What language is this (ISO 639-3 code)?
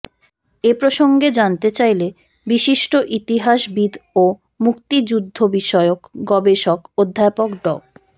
ben